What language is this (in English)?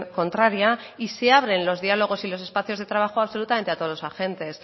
Spanish